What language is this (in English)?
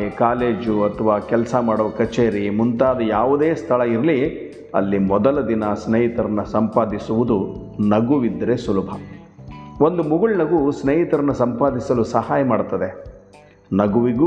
Kannada